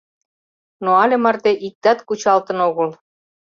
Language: Mari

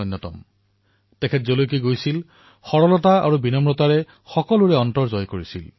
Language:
Assamese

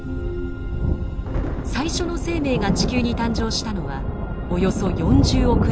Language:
Japanese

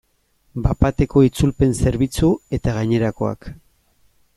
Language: Basque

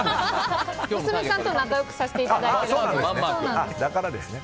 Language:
Japanese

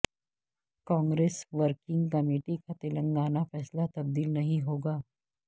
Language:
Urdu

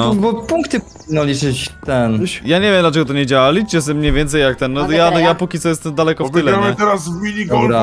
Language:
Polish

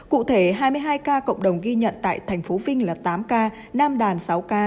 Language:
Vietnamese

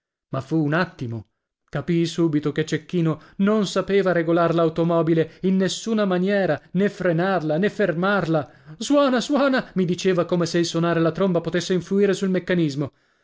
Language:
Italian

